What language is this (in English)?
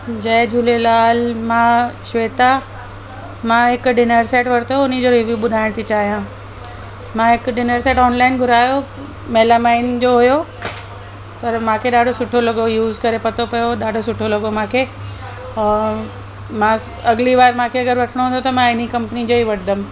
Sindhi